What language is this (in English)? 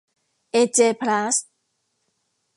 Thai